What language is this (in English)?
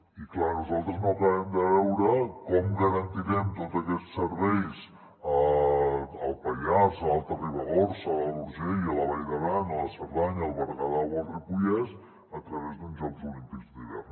Catalan